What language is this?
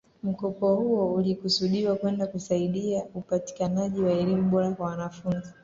Swahili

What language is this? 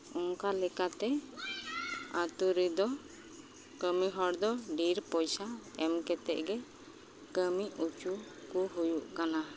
Santali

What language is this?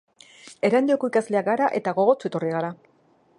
Basque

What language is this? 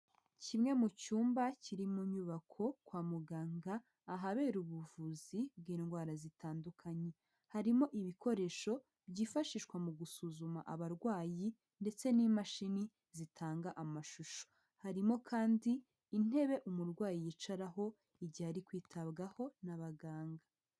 Kinyarwanda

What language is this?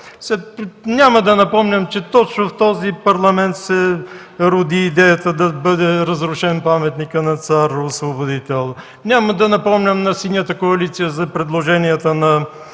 Bulgarian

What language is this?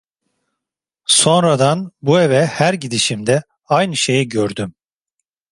Turkish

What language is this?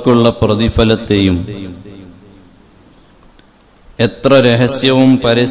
Arabic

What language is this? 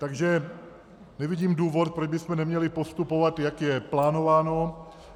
Czech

